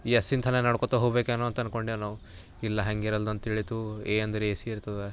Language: Kannada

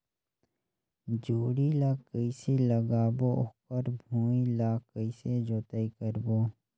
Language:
Chhattisgarhi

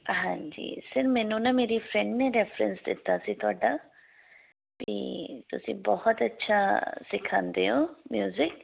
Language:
Punjabi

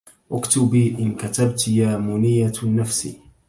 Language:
Arabic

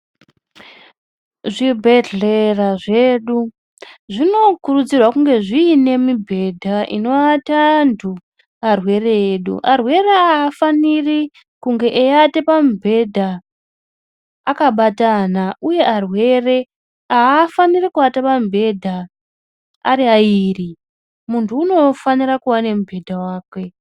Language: Ndau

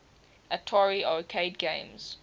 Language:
English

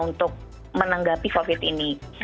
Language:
Indonesian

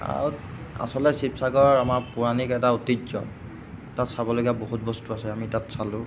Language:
Assamese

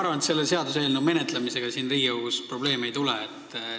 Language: Estonian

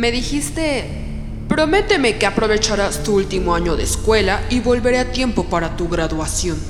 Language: Spanish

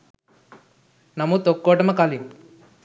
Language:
Sinhala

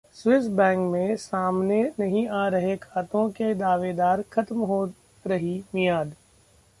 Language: Hindi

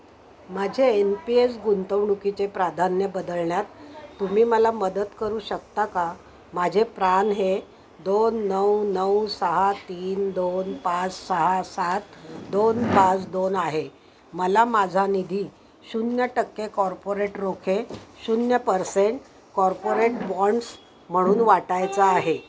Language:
Marathi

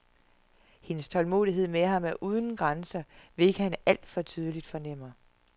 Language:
Danish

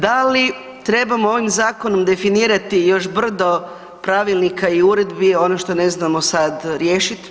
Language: Croatian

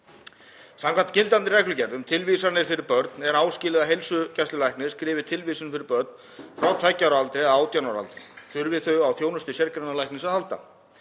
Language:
Icelandic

